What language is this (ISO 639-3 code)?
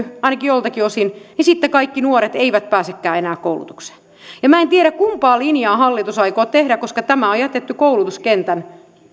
fin